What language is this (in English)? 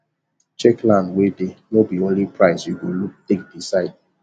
Nigerian Pidgin